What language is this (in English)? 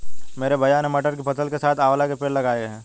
Hindi